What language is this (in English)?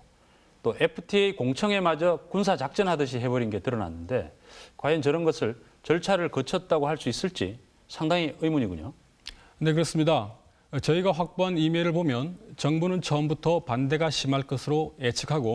Korean